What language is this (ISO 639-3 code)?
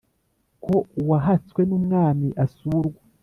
kin